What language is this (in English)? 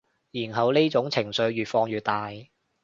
Cantonese